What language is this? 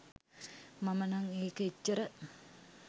Sinhala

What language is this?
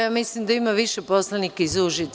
Serbian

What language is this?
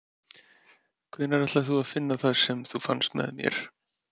Icelandic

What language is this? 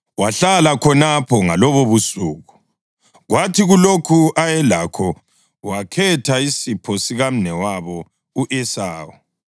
North Ndebele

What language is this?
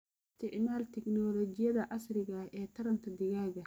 Somali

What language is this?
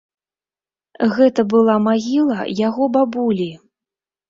Belarusian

